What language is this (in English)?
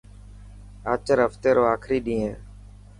Dhatki